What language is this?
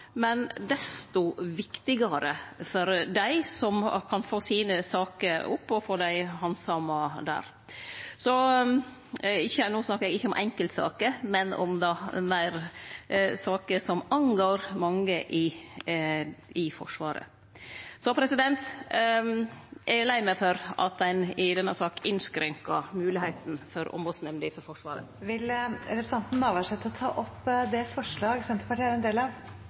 Norwegian Nynorsk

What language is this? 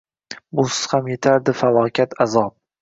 Uzbek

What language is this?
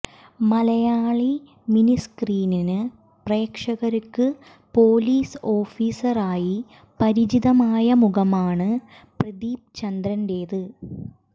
Malayalam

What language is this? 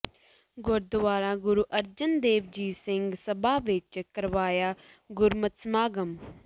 Punjabi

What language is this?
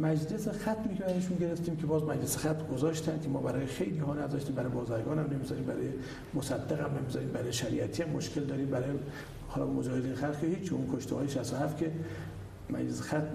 Persian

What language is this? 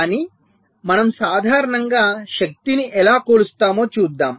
Telugu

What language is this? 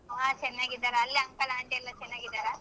Kannada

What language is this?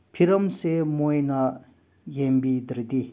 Manipuri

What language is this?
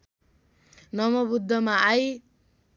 Nepali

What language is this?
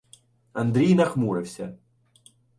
Ukrainian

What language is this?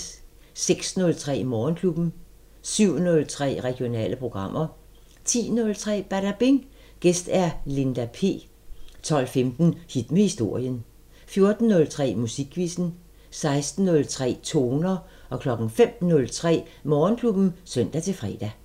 Danish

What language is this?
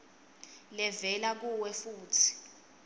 Swati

